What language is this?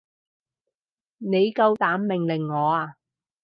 Cantonese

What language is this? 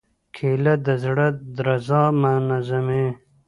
Pashto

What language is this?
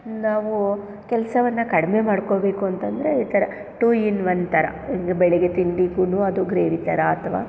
Kannada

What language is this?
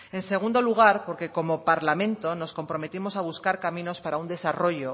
Spanish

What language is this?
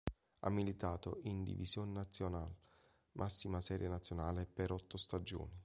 Italian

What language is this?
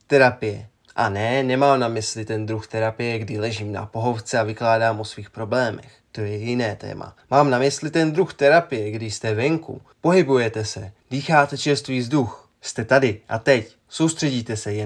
Czech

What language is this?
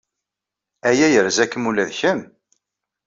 Kabyle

